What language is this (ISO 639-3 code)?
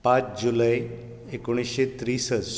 kok